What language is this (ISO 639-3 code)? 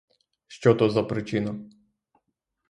ukr